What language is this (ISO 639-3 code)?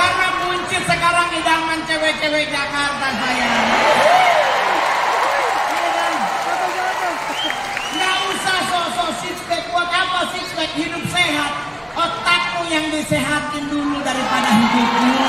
ind